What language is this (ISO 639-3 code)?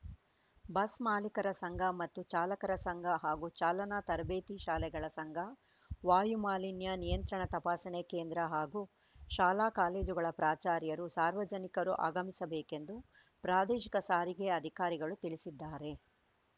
kan